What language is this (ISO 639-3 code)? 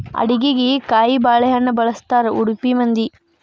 kan